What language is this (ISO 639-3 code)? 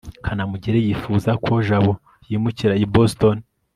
kin